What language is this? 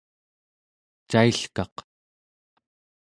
Central Yupik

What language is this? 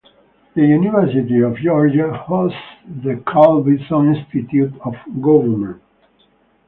English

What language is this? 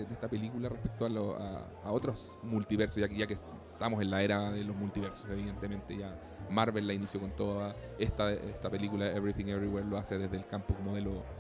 Spanish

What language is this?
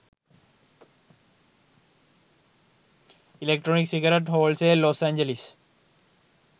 Sinhala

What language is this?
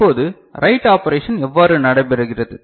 Tamil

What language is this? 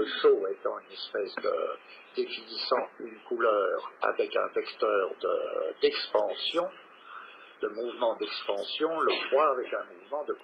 French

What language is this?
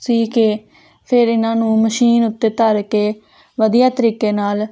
Punjabi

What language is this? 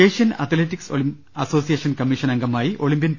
Malayalam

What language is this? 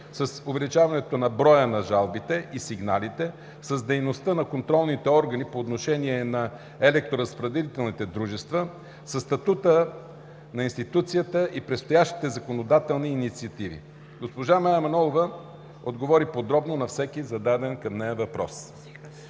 Bulgarian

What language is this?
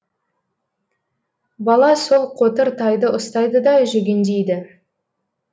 Kazakh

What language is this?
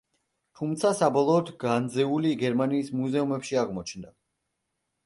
Georgian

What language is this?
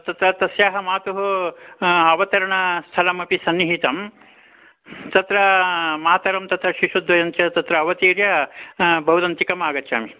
Sanskrit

